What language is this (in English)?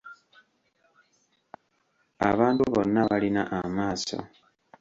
Ganda